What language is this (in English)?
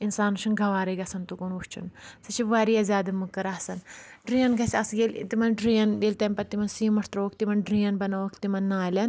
Kashmiri